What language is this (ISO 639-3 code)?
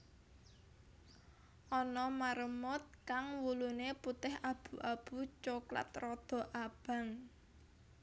jav